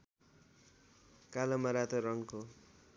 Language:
Nepali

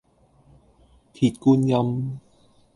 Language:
Cantonese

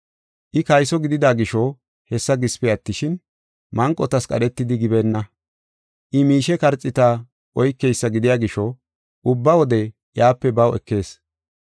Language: Gofa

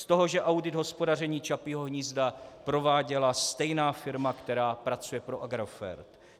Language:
Czech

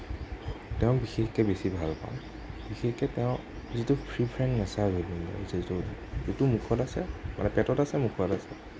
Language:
Assamese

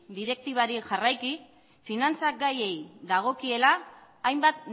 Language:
Basque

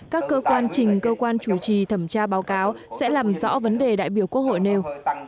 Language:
Vietnamese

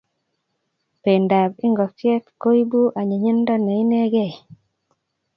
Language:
Kalenjin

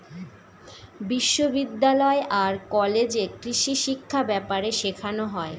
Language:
Bangla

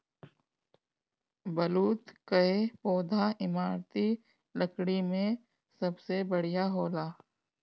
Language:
Bhojpuri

